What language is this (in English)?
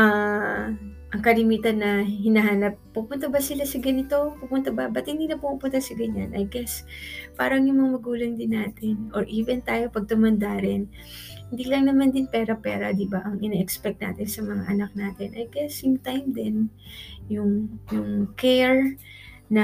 Filipino